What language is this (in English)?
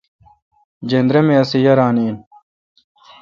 Kalkoti